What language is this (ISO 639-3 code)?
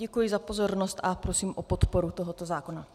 ces